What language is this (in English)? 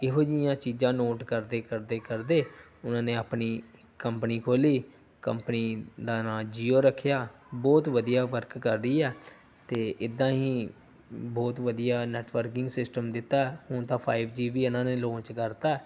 Punjabi